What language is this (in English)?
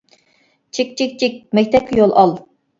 Uyghur